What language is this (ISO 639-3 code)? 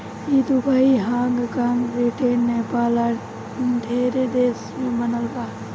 bho